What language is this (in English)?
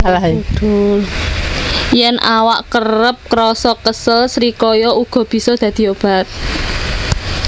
Javanese